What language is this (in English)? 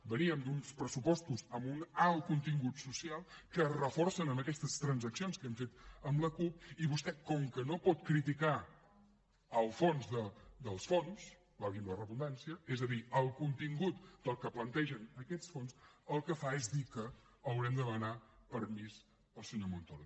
Catalan